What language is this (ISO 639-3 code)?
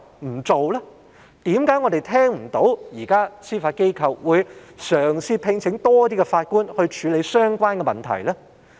yue